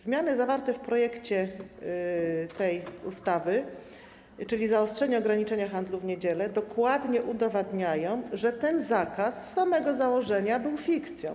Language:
Polish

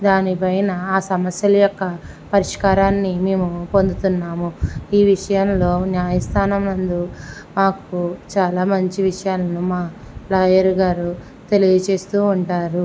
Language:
Telugu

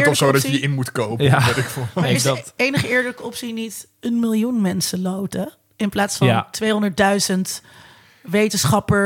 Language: Dutch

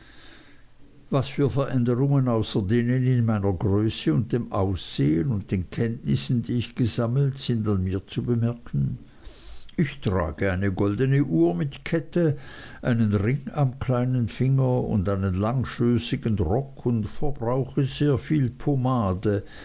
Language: German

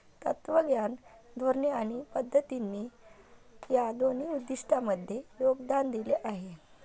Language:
Marathi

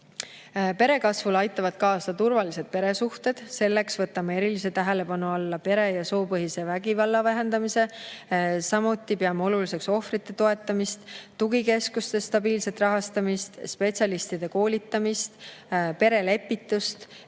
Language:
Estonian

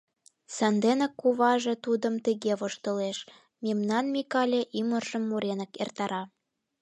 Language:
Mari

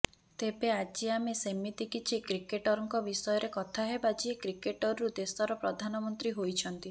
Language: Odia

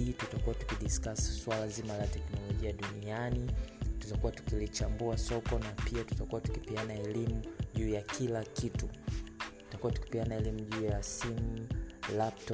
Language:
Swahili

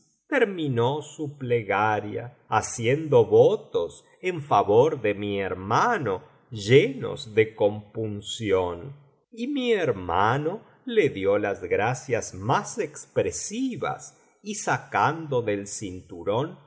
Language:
Spanish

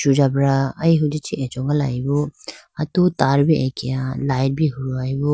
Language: Idu-Mishmi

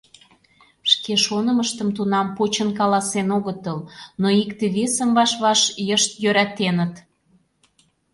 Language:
Mari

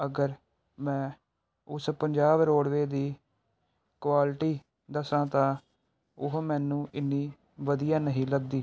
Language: Punjabi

